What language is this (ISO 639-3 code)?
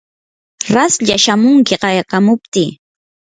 qur